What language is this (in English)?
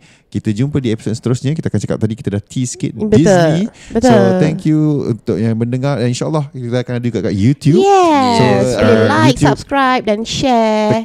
Malay